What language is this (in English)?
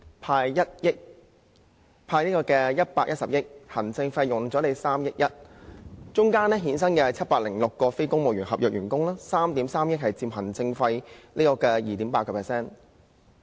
Cantonese